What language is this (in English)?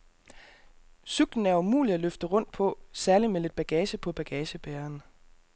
Danish